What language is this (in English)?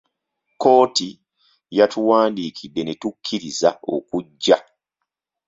Ganda